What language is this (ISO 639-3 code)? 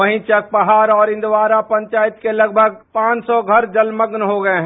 hin